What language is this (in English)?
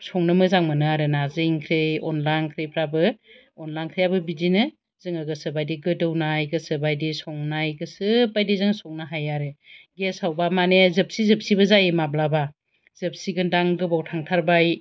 Bodo